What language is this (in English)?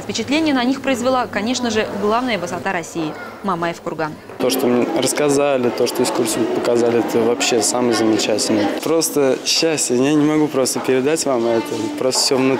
Russian